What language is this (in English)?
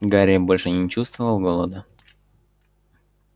Russian